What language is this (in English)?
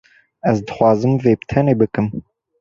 Kurdish